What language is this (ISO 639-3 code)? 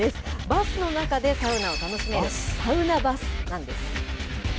jpn